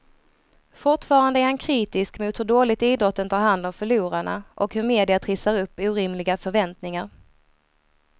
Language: Swedish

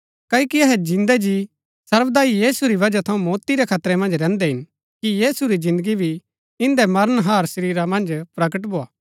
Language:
Gaddi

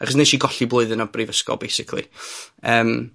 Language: Welsh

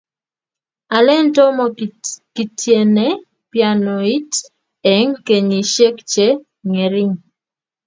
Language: Kalenjin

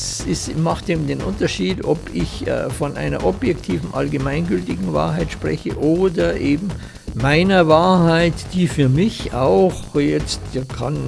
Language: German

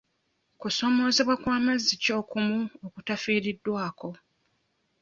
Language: Ganda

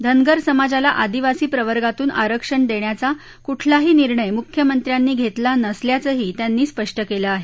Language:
Marathi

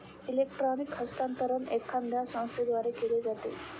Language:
Marathi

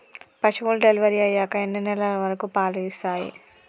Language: Telugu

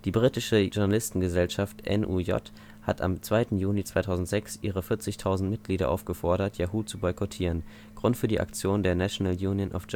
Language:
German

